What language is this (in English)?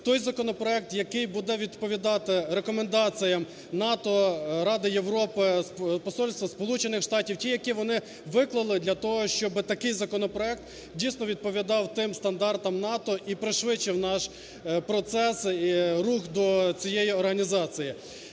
Ukrainian